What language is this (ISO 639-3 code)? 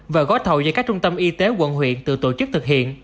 vie